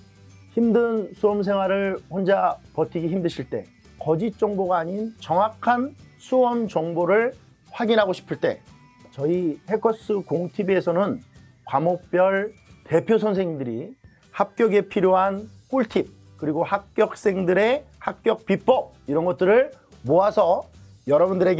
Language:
Korean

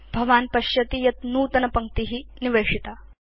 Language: Sanskrit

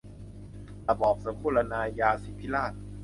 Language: Thai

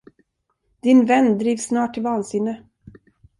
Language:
Swedish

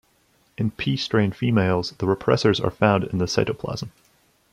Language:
English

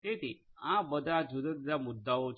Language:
Gujarati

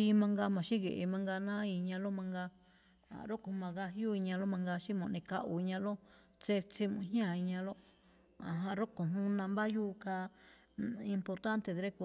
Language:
Malinaltepec Me'phaa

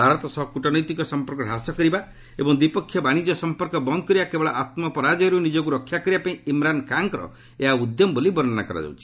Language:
Odia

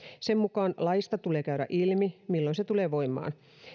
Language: Finnish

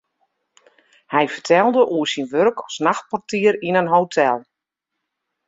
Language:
Western Frisian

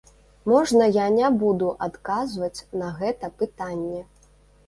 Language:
Belarusian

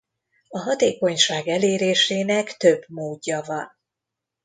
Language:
Hungarian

